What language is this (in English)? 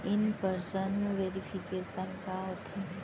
Chhattisgarhi